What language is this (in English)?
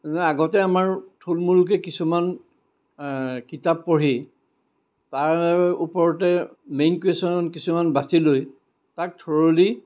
Assamese